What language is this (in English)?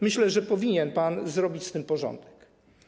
Polish